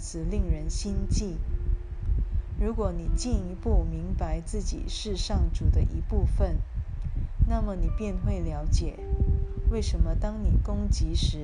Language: Chinese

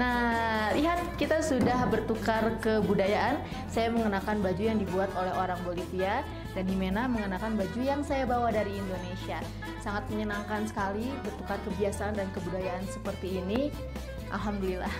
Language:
Indonesian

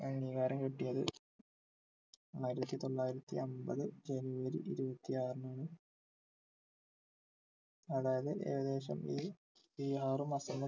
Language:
Malayalam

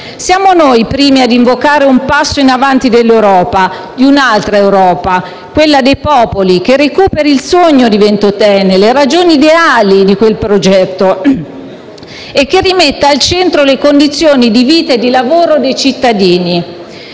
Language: Italian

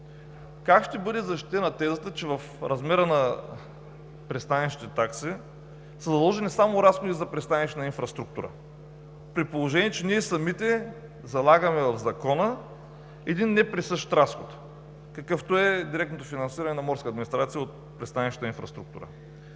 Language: Bulgarian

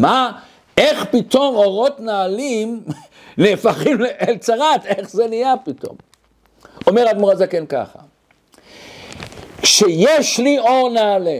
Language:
Hebrew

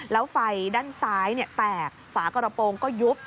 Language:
Thai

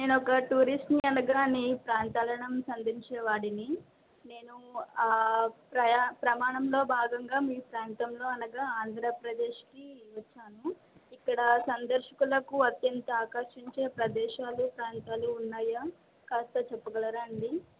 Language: Telugu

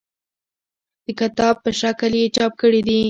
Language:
Pashto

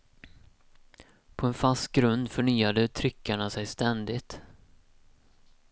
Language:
Swedish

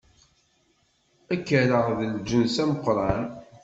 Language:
Kabyle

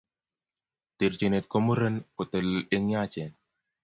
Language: Kalenjin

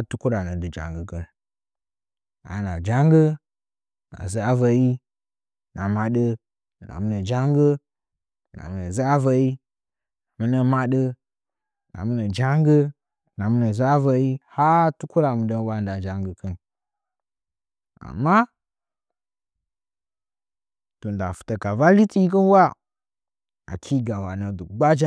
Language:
Nzanyi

